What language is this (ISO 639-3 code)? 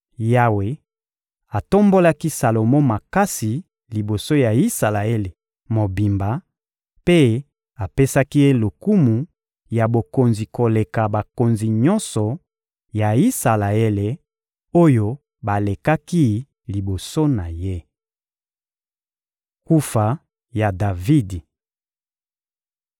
lin